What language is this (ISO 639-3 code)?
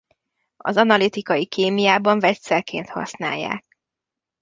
hun